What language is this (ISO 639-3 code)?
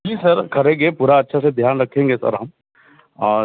hin